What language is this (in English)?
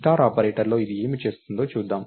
Telugu